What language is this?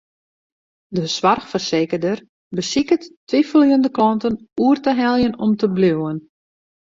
Western Frisian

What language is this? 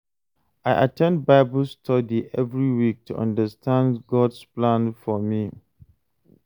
Nigerian Pidgin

